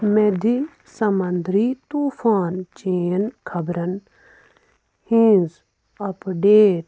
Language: Kashmiri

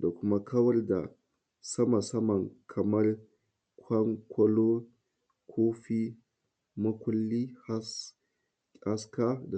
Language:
Hausa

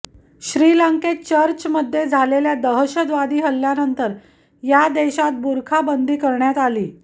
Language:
Marathi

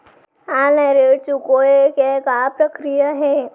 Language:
Chhattisgarhi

